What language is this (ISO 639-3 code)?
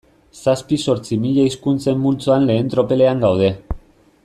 eus